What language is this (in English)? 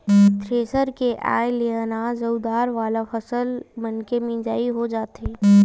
Chhattisgarhi